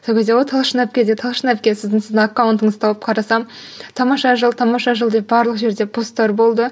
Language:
Kazakh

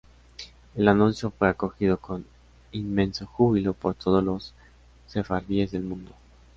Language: Spanish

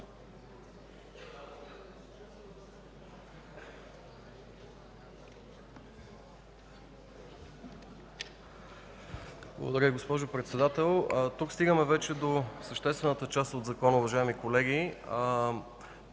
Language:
Bulgarian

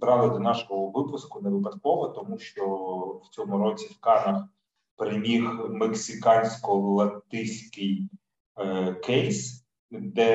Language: Ukrainian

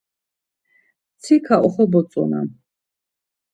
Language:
Laz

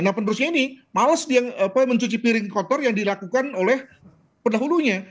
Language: Indonesian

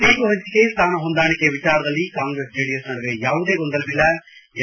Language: Kannada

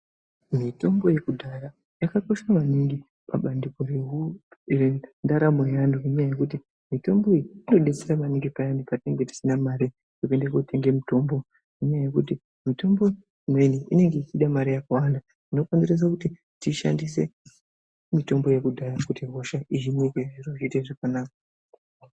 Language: Ndau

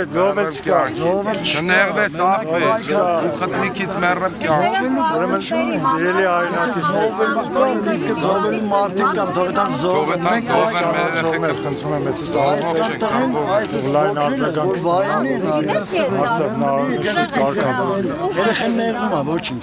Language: Turkish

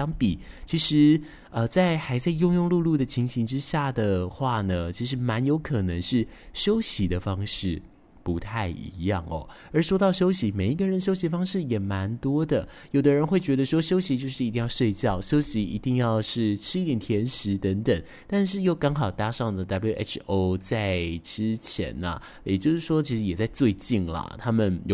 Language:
Chinese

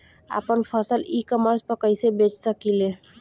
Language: Bhojpuri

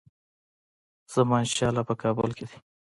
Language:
Pashto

